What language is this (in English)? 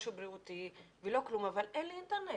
Hebrew